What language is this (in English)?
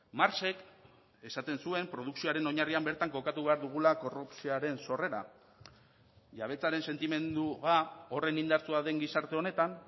Basque